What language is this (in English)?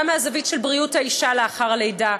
Hebrew